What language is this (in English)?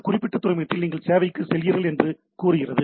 Tamil